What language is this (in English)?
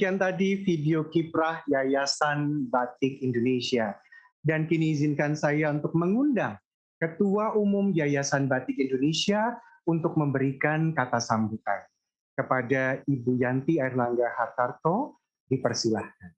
Indonesian